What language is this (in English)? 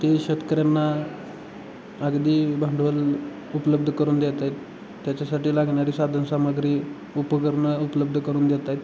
Marathi